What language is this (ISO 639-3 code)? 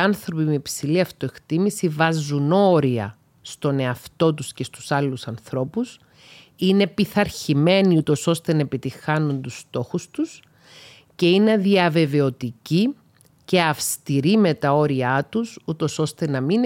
ell